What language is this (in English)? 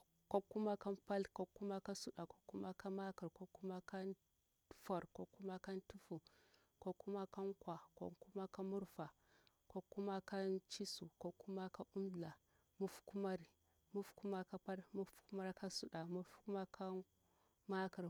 Bura-Pabir